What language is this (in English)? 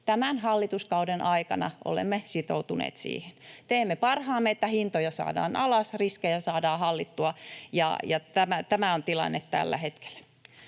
Finnish